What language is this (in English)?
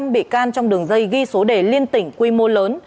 Vietnamese